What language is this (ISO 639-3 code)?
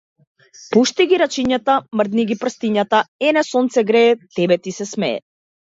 mkd